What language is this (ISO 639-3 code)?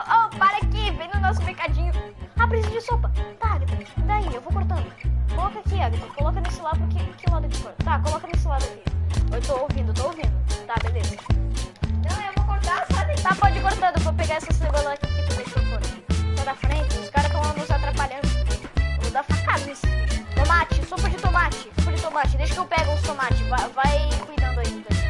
por